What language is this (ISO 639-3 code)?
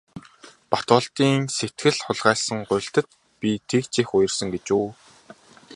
mon